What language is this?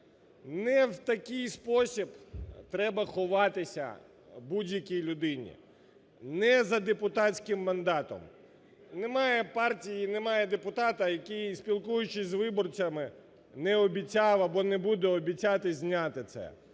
Ukrainian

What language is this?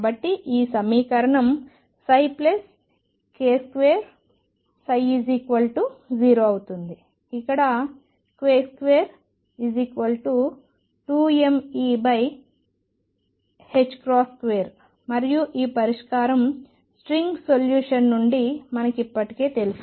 Telugu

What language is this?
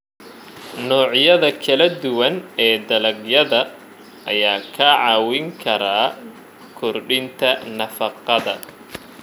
Somali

